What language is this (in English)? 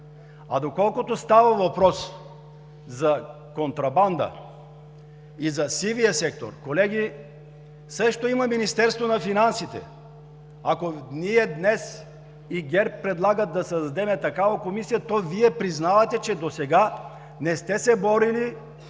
Bulgarian